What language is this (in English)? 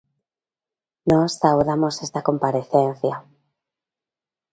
Galician